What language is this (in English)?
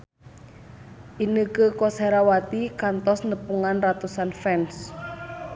Sundanese